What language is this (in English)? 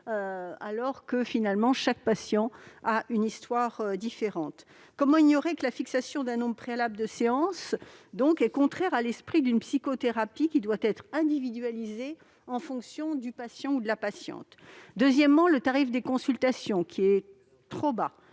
French